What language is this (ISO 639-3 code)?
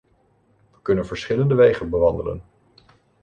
nld